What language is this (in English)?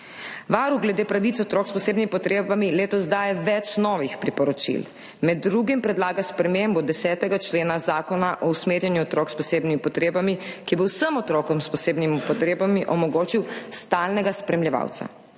Slovenian